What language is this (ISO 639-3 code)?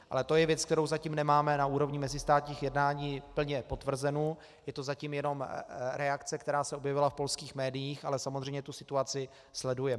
ces